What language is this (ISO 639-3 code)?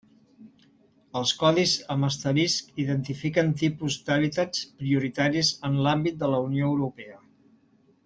cat